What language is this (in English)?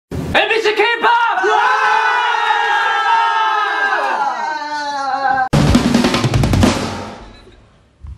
Korean